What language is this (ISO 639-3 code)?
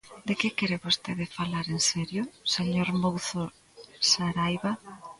glg